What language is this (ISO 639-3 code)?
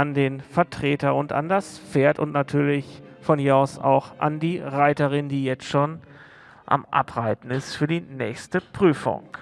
deu